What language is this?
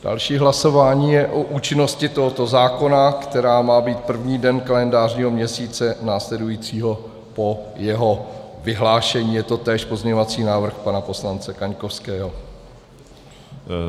Czech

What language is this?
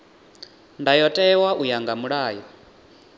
Venda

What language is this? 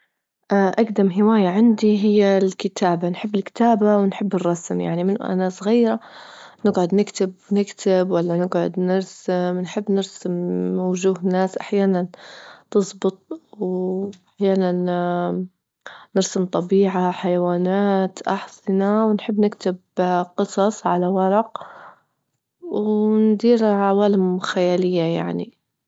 Libyan Arabic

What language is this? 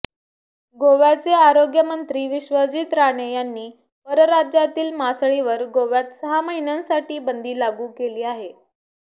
Marathi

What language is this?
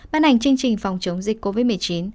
Vietnamese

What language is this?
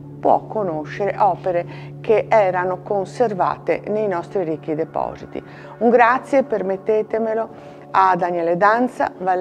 Italian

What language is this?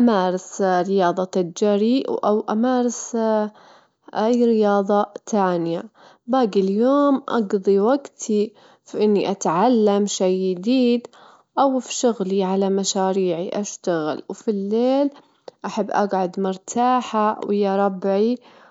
Gulf Arabic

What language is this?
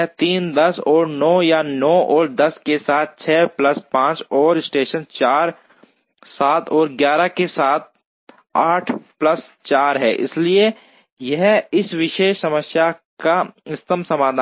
Hindi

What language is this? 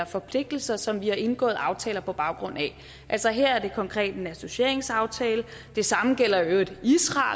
Danish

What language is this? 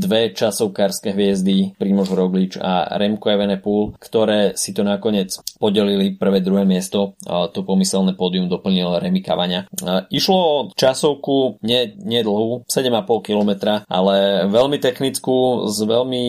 Slovak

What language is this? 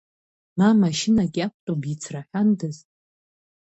Abkhazian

